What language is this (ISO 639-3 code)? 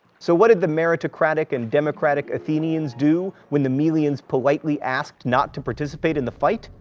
eng